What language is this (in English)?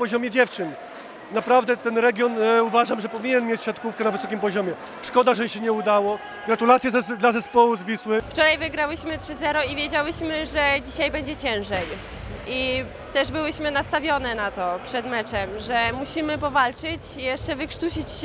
Polish